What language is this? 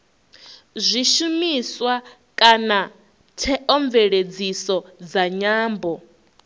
Venda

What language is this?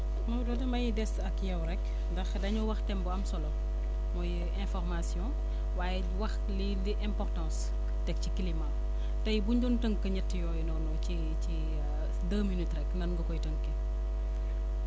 Wolof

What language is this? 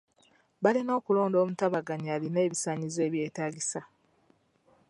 Ganda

